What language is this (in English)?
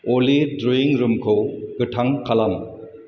Bodo